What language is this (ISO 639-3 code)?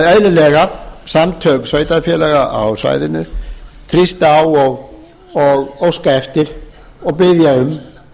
isl